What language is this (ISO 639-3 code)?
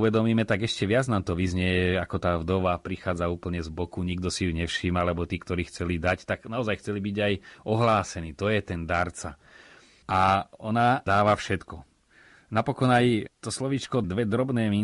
slk